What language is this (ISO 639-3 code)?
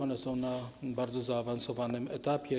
pol